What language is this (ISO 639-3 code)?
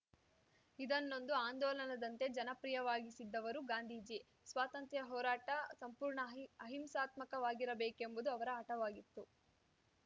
kan